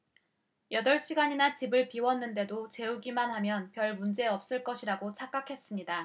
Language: Korean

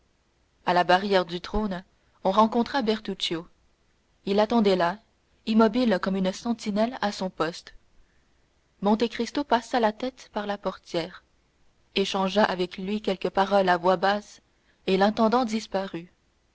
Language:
French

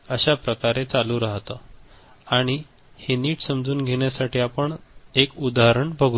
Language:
Marathi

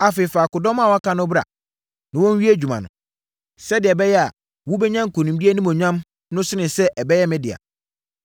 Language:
Akan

